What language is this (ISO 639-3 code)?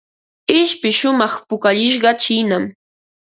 qva